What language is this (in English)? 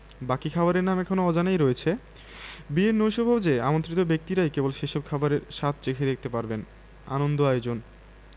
Bangla